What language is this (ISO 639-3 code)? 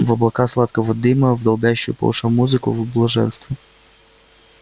rus